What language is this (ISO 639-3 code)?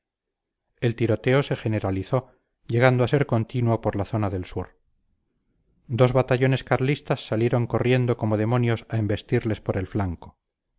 spa